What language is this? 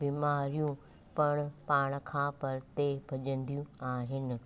Sindhi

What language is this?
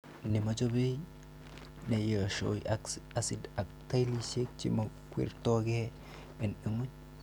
Kalenjin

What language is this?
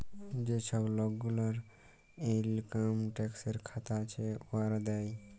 Bangla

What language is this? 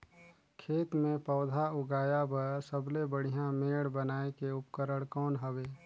Chhattisgarhi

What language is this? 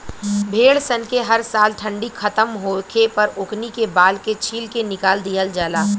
Bhojpuri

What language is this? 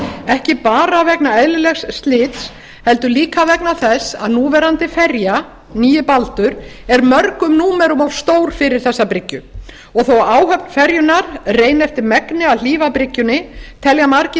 Icelandic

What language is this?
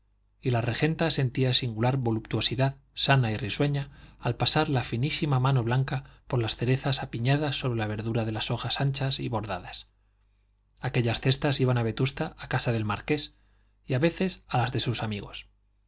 Spanish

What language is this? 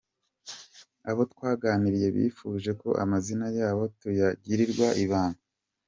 Kinyarwanda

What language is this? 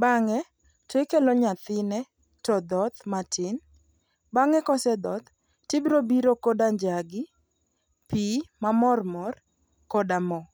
Luo (Kenya and Tanzania)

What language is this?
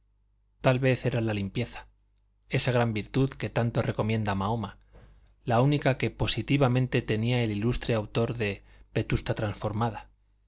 Spanish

